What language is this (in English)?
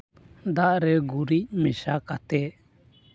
Santali